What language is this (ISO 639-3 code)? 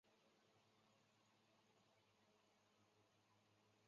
zho